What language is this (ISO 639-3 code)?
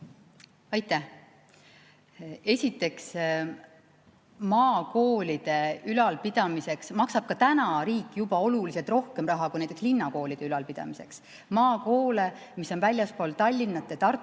est